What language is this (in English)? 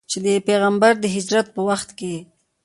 Pashto